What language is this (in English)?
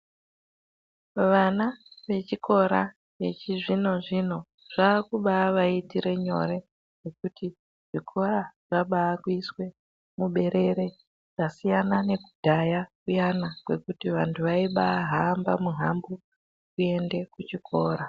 Ndau